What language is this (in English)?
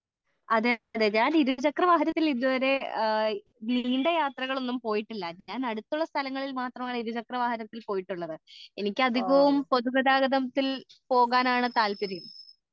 Malayalam